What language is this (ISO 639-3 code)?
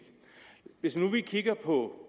dan